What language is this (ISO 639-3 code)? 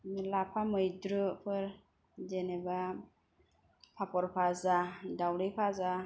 brx